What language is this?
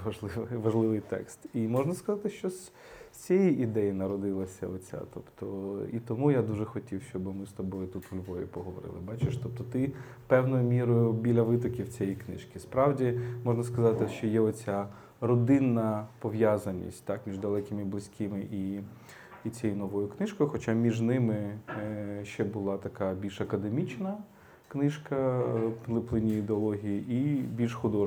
Ukrainian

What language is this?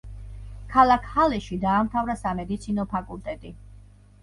Georgian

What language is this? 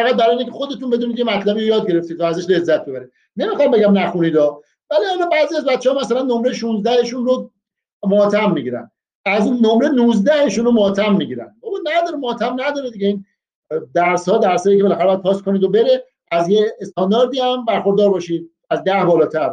Persian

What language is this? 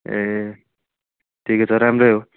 Nepali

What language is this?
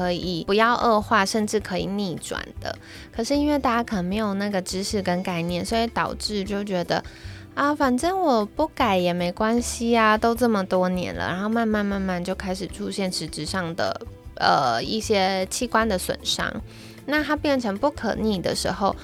Chinese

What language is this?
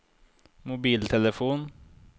Norwegian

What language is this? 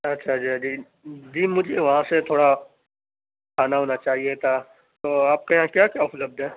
Urdu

